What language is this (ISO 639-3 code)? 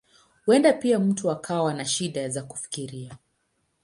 swa